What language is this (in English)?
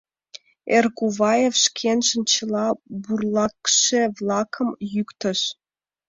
Mari